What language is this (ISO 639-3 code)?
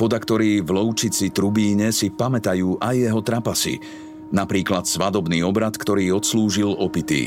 slk